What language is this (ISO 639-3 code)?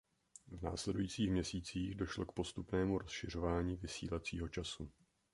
ces